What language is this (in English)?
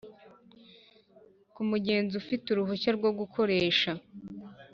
Kinyarwanda